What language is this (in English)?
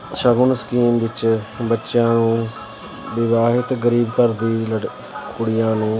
Punjabi